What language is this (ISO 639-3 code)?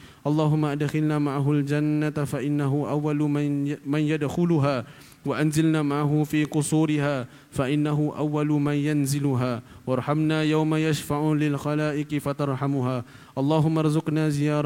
msa